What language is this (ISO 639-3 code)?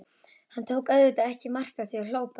isl